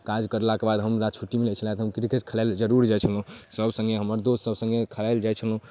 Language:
Maithili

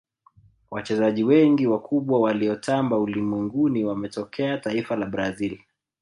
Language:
Swahili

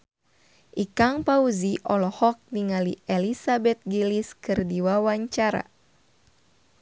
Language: Sundanese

